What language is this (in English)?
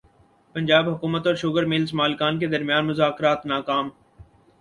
Urdu